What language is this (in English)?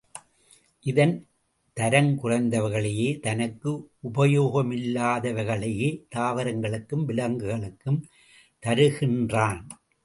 Tamil